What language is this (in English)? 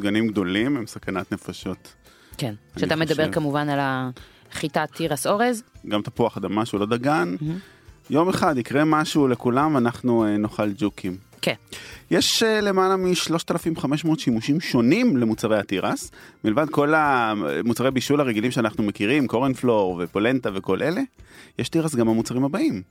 Hebrew